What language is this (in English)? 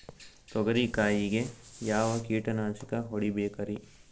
Kannada